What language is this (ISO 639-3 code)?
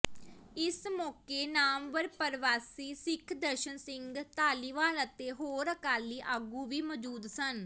pan